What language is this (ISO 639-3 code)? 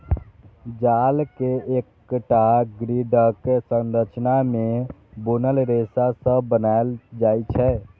mai